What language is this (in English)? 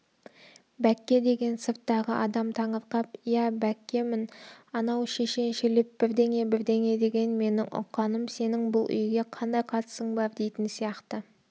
Kazakh